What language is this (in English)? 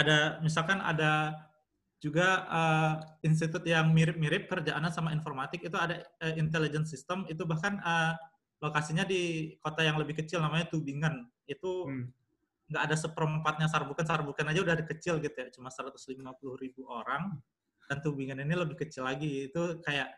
Indonesian